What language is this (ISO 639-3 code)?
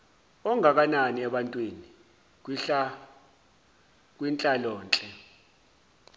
zul